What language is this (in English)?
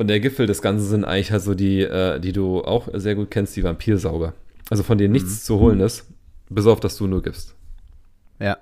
German